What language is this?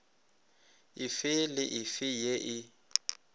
Northern Sotho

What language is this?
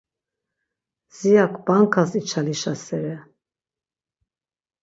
Laz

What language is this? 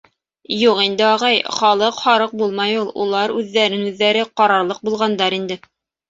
Bashkir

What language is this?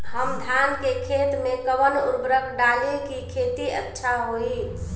Bhojpuri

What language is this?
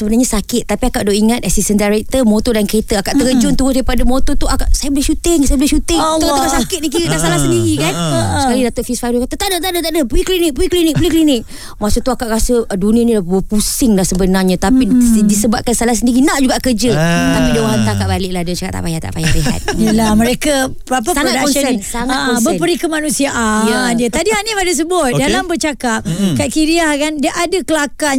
Malay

